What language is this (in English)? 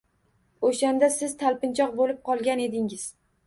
Uzbek